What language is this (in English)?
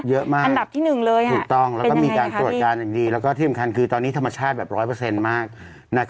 Thai